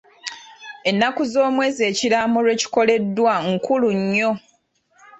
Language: Ganda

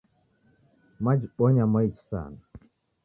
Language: Taita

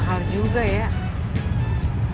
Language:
Indonesian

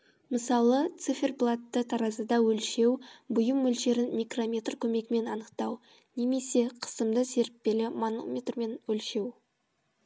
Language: Kazakh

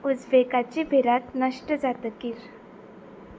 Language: Konkani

